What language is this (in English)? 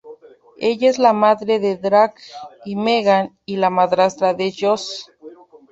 Spanish